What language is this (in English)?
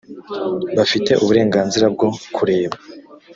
Kinyarwanda